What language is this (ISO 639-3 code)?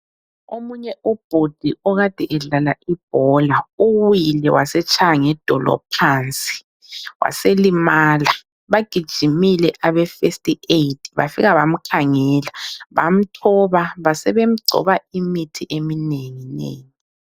nde